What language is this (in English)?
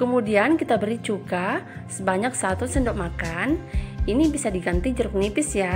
Indonesian